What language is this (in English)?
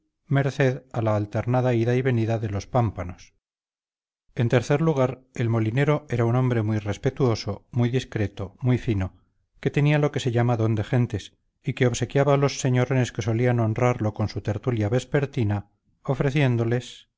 Spanish